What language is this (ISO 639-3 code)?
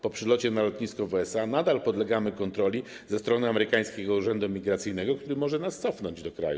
pol